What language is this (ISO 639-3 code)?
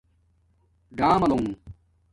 dmk